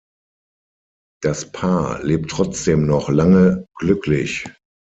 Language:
German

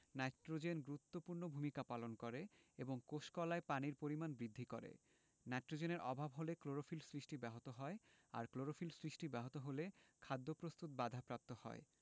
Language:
Bangla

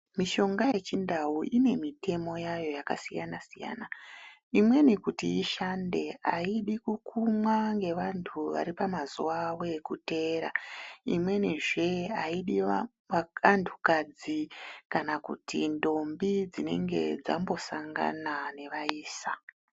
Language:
Ndau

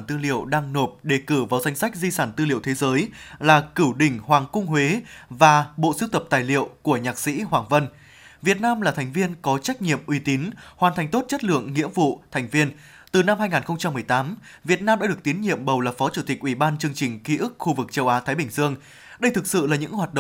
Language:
Vietnamese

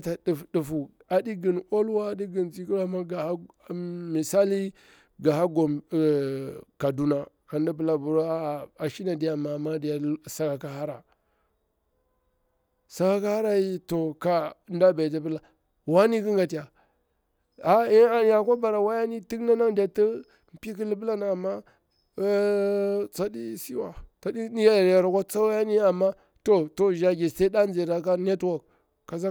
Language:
Bura-Pabir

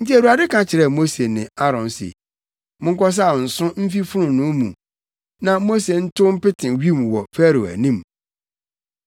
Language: Akan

